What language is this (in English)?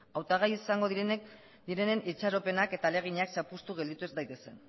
Basque